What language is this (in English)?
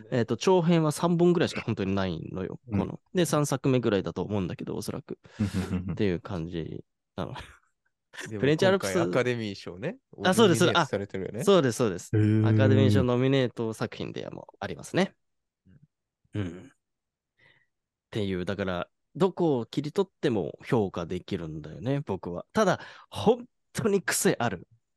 Japanese